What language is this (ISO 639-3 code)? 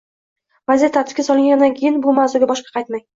uzb